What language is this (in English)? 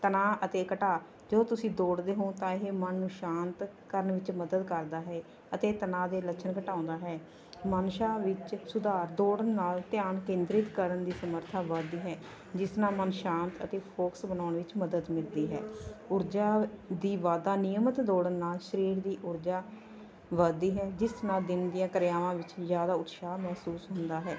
Punjabi